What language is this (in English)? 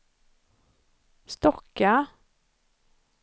Swedish